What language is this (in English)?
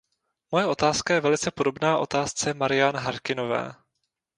Czech